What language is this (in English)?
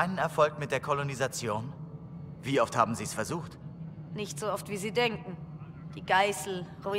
German